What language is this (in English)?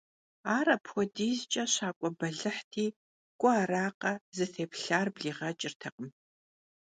Kabardian